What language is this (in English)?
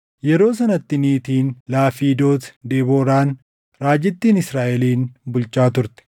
Oromo